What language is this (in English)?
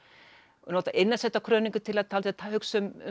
Icelandic